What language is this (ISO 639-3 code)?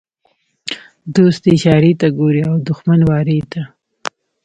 pus